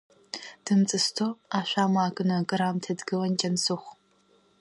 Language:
Abkhazian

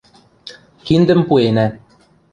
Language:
Western Mari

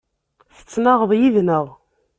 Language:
Kabyle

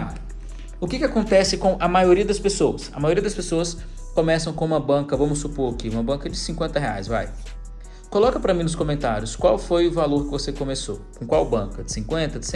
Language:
Portuguese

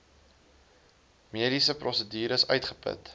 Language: Afrikaans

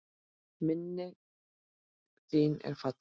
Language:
Icelandic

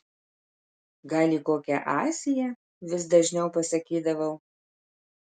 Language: Lithuanian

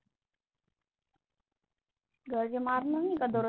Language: Marathi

